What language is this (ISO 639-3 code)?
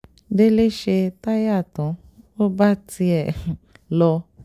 yor